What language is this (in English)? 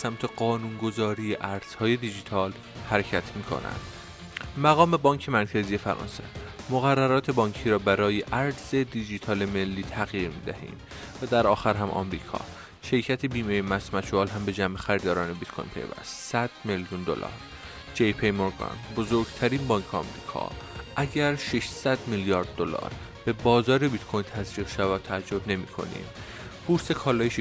Persian